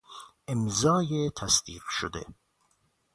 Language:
Persian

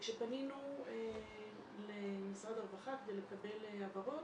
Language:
Hebrew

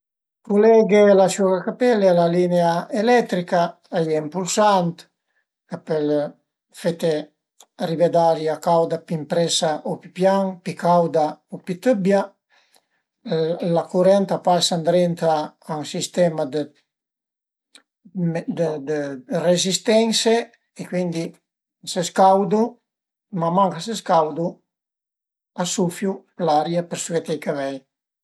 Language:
Piedmontese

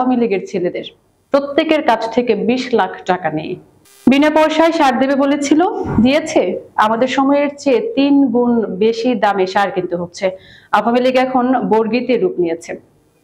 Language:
Arabic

